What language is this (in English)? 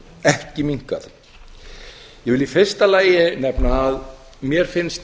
Icelandic